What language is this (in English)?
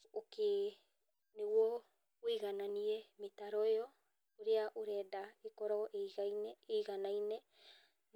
Kikuyu